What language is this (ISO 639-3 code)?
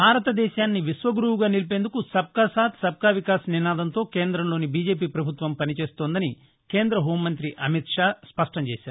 tel